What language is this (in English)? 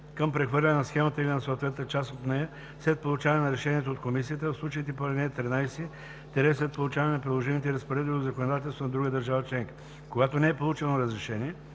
Bulgarian